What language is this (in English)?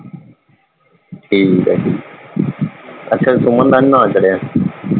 Punjabi